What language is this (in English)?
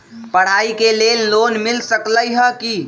Magahi